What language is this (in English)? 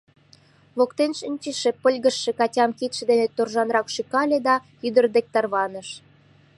Mari